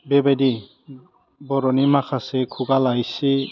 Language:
Bodo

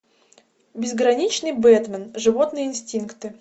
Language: Russian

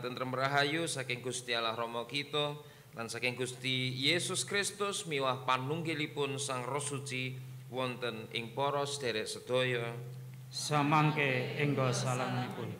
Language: Indonesian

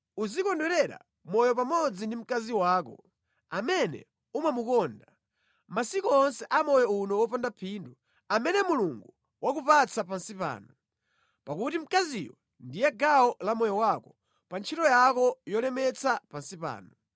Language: Nyanja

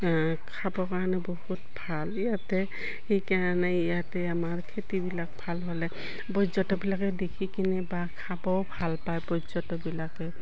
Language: Assamese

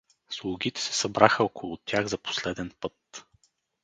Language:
Bulgarian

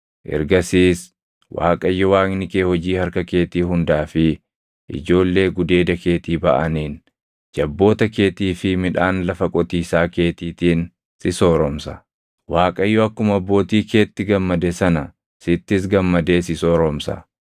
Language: Oromo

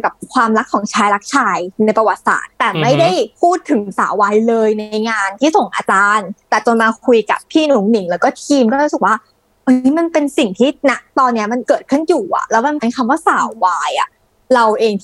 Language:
Thai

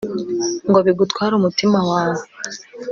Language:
Kinyarwanda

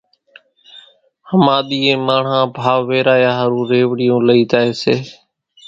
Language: Kachi Koli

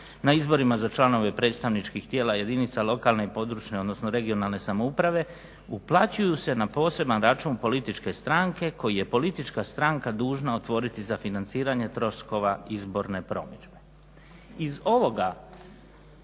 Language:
Croatian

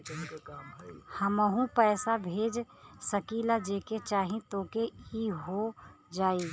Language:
Bhojpuri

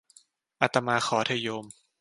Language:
Thai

